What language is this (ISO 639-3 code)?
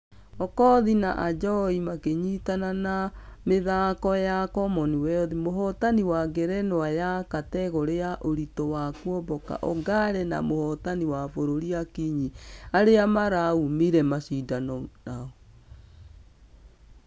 kik